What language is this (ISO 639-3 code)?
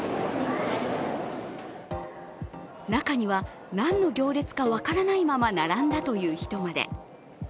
jpn